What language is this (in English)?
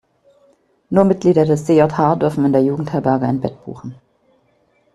German